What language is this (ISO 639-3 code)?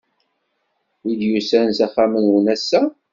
kab